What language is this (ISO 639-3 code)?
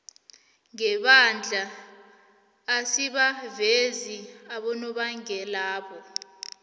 nbl